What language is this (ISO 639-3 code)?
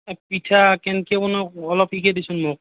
asm